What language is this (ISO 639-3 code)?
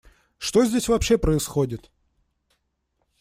rus